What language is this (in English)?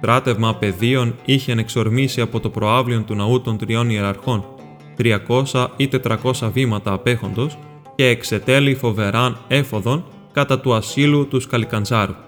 Greek